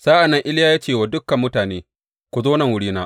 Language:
Hausa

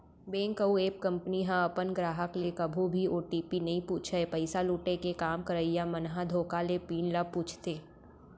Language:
Chhattisgarhi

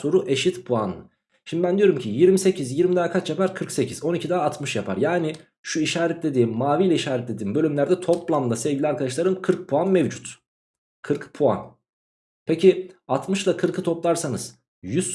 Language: Turkish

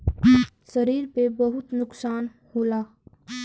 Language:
Bhojpuri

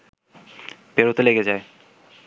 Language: Bangla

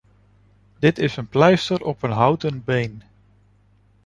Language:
Dutch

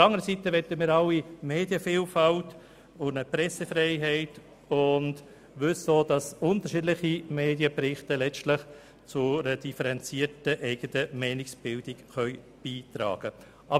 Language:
Swiss German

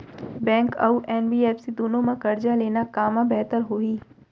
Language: Chhattisgarhi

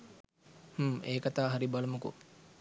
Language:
Sinhala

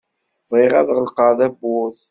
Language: Kabyle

